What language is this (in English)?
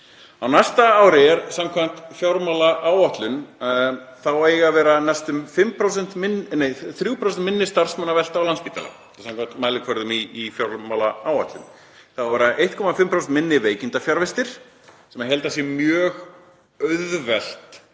Icelandic